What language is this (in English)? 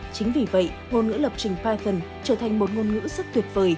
Vietnamese